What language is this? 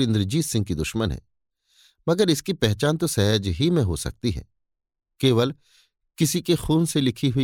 Hindi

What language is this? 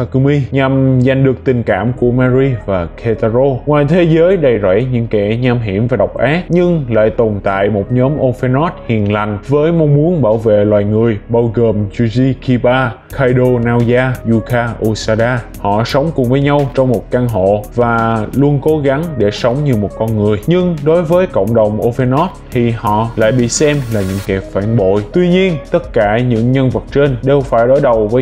Vietnamese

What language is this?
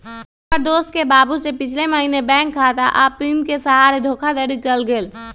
Magahi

